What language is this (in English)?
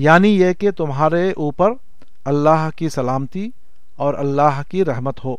Urdu